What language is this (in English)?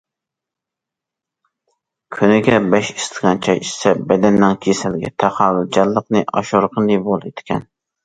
Uyghur